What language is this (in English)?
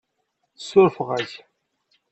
Kabyle